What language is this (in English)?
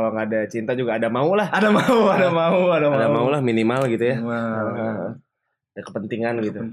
Indonesian